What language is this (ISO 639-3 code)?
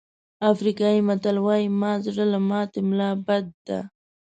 pus